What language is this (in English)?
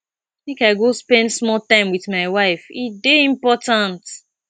Nigerian Pidgin